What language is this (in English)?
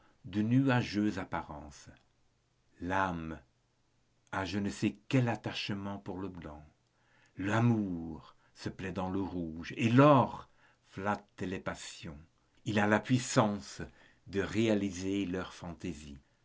French